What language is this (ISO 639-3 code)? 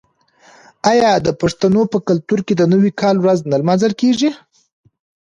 pus